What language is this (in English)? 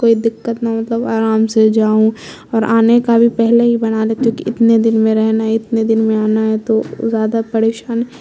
Urdu